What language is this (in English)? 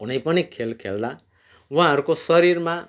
Nepali